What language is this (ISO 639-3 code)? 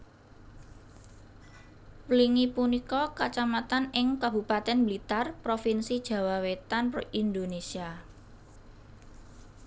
jav